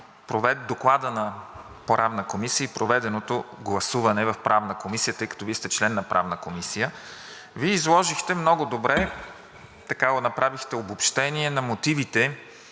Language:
Bulgarian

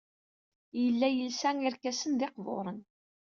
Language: Kabyle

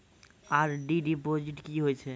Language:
Maithili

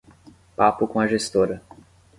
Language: Portuguese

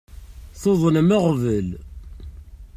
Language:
Kabyle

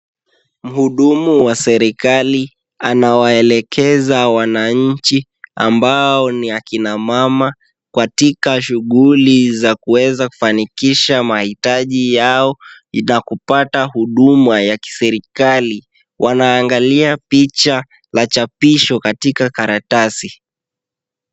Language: Swahili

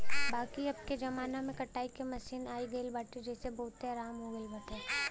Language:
Bhojpuri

